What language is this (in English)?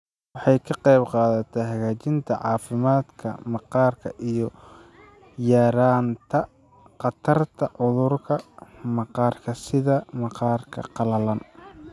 Somali